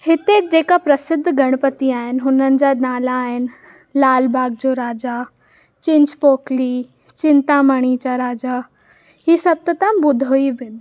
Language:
Sindhi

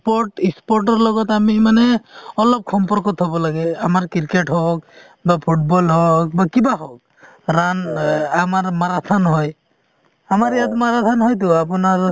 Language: Assamese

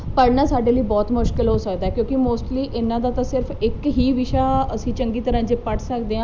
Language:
Punjabi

